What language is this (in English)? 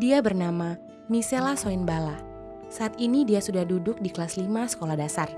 Indonesian